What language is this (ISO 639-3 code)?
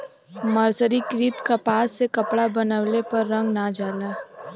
bho